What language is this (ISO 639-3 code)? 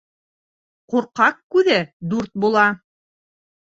bak